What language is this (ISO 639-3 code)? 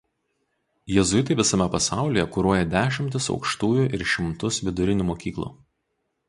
lit